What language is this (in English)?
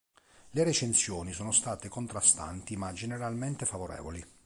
Italian